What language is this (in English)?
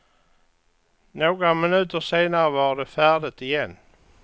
Swedish